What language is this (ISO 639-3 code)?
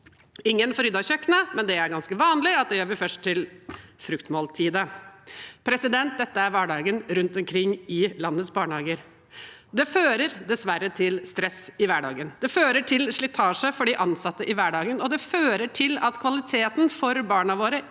nor